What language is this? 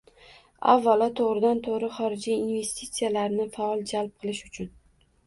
Uzbek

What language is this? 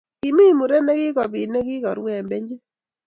Kalenjin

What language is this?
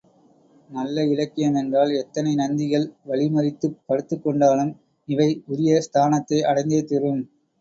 Tamil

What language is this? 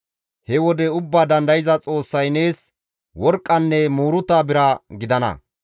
Gamo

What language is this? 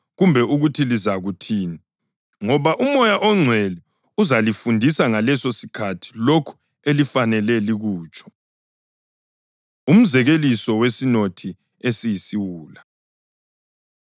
North Ndebele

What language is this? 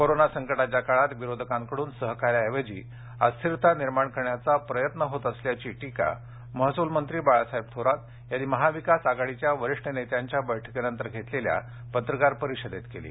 Marathi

